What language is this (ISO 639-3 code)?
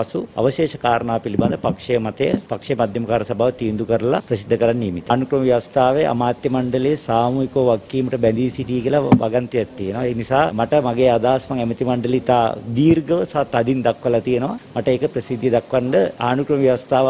hin